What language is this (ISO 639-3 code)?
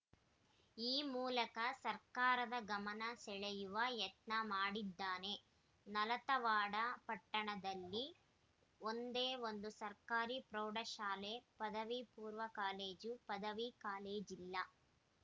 kan